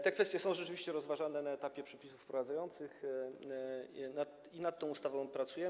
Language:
Polish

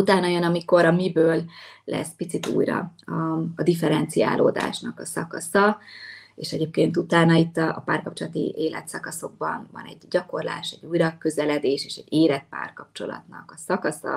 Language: Hungarian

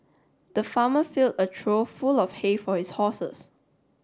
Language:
English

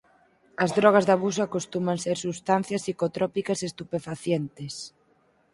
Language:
Galician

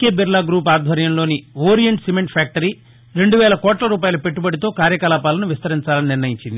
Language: Telugu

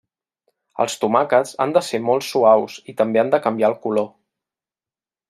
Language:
Catalan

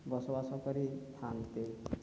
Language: Odia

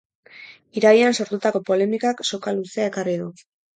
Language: Basque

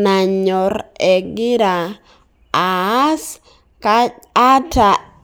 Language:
Masai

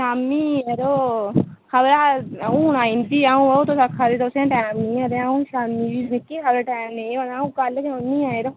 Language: Dogri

